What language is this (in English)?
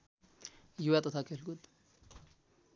Nepali